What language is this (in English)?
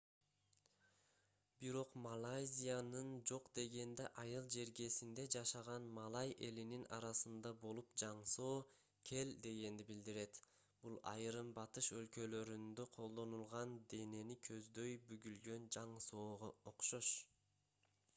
Kyrgyz